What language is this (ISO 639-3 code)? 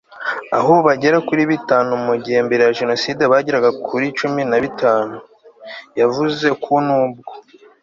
kin